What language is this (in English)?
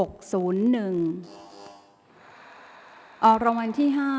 Thai